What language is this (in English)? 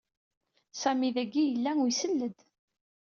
Kabyle